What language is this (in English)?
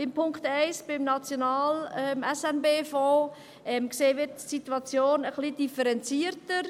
Swiss German